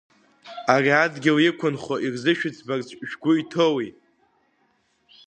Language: Abkhazian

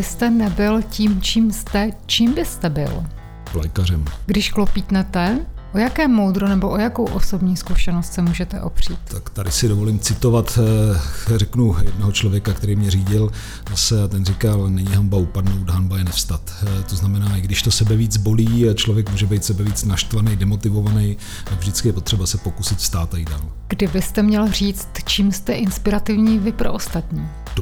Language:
Czech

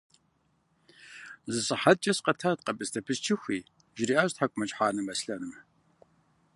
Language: Kabardian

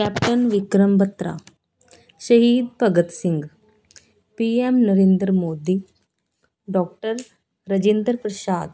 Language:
Punjabi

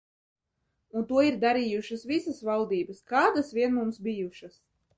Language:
Latvian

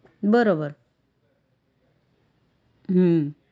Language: Gujarati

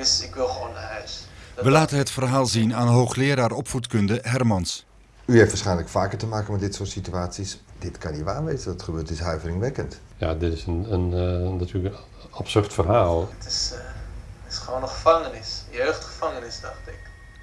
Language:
Dutch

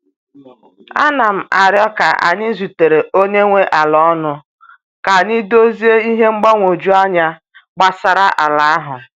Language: Igbo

